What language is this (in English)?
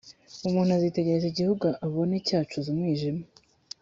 Kinyarwanda